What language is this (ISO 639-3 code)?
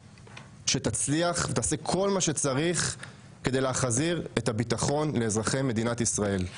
heb